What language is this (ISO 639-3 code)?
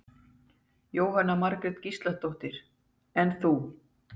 isl